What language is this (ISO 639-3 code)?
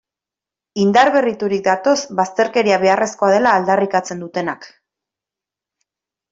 eus